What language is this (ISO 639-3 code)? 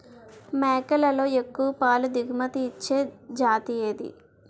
tel